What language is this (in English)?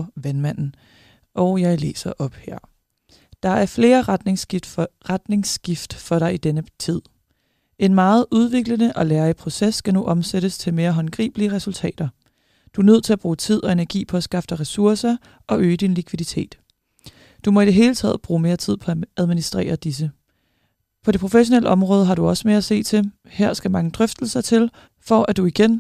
Danish